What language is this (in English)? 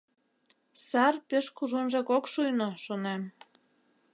Mari